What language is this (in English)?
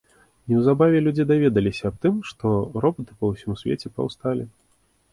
Belarusian